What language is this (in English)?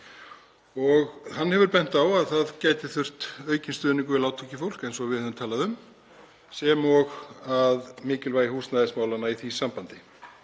Icelandic